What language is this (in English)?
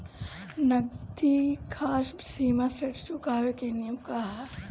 Bhojpuri